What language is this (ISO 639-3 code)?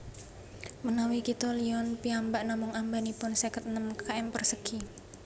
jav